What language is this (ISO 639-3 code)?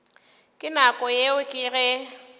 nso